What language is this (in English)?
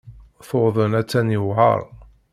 Kabyle